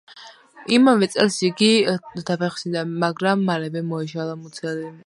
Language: Georgian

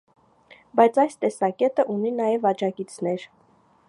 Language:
Armenian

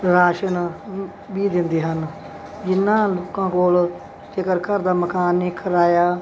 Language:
Punjabi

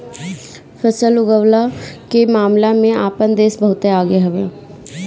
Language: Bhojpuri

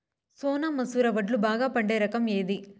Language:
Telugu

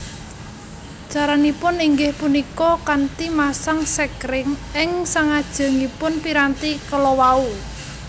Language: Javanese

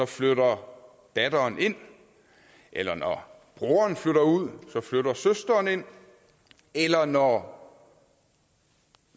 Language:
Danish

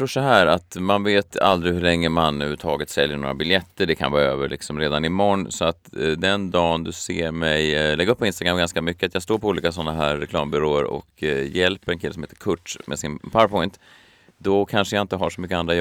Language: Swedish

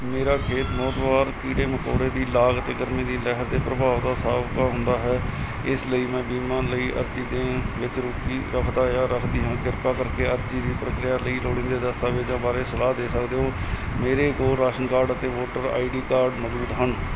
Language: Punjabi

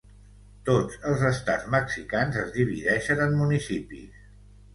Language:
Catalan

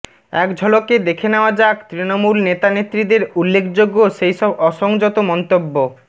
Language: Bangla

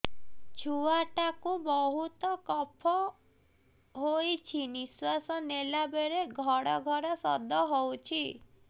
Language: Odia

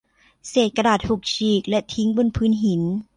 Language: Thai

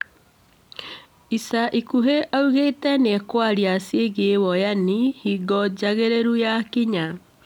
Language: Kikuyu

